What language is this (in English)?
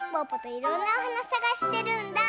Japanese